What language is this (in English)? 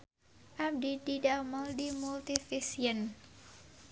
Sundanese